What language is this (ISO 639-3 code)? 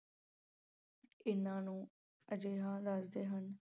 pan